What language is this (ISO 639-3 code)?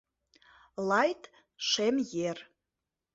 chm